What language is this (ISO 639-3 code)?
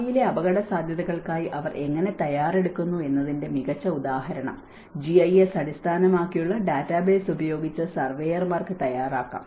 mal